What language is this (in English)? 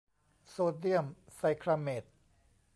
Thai